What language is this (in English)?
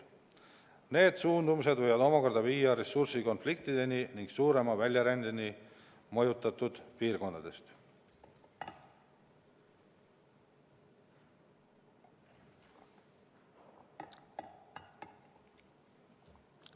Estonian